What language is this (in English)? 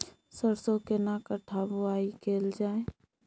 Maithili